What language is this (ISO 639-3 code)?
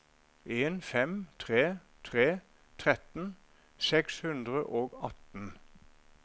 nor